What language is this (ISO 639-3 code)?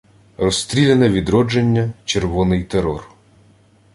ukr